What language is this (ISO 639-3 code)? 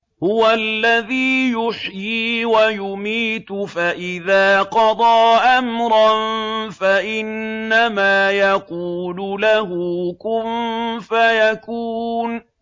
ara